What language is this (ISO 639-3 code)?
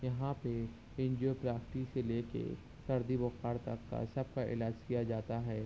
urd